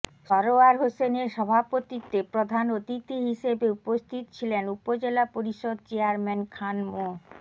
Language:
Bangla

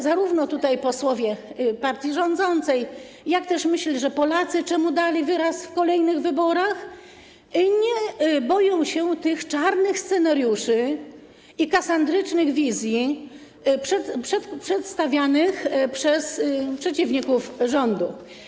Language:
Polish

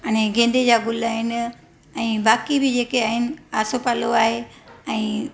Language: Sindhi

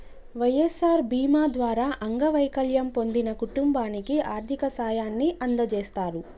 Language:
Telugu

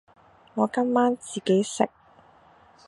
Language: Cantonese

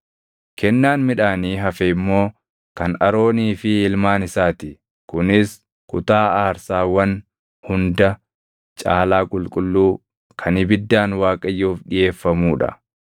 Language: Oromo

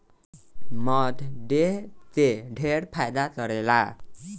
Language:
Bhojpuri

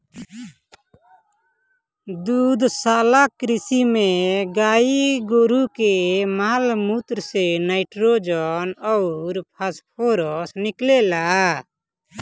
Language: Bhojpuri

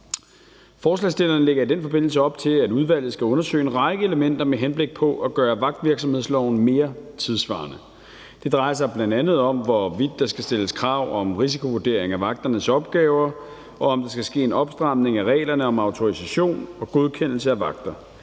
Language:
Danish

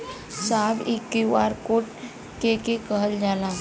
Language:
Bhojpuri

